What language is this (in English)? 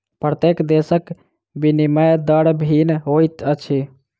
Maithili